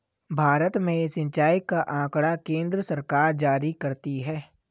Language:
Hindi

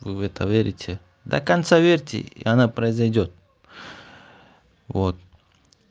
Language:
Russian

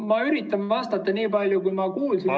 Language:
Estonian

